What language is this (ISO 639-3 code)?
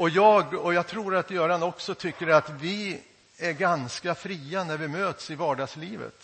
swe